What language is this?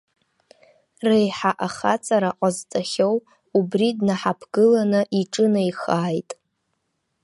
Abkhazian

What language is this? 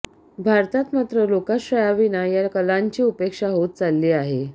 Marathi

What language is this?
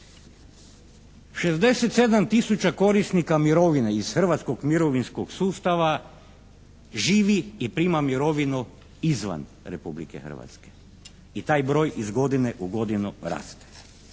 Croatian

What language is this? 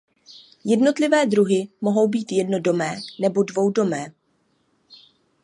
Czech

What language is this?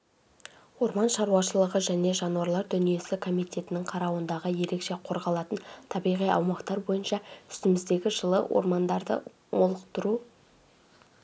Kazakh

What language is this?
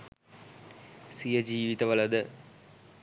Sinhala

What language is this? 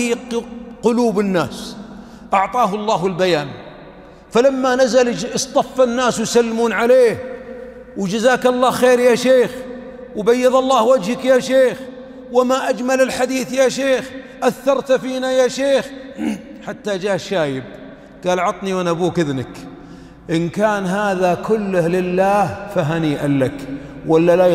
Arabic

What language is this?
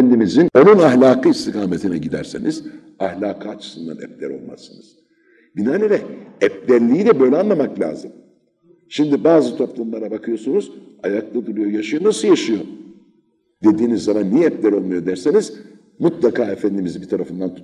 Turkish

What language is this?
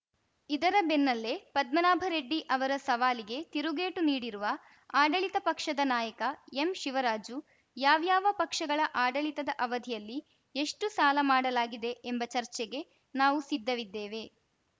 Kannada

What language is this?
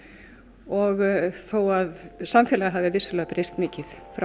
Icelandic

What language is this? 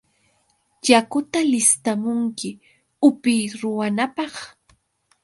Yauyos Quechua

